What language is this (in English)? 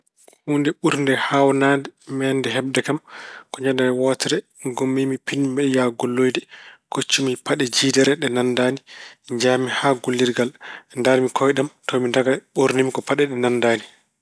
Fula